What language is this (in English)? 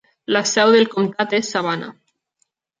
Catalan